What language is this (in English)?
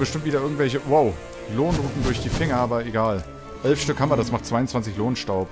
German